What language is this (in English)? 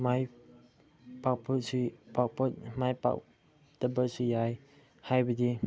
Manipuri